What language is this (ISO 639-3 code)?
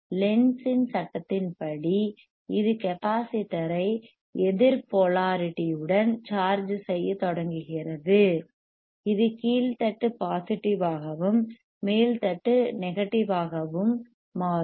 tam